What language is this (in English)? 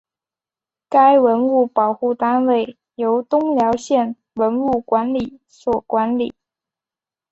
Chinese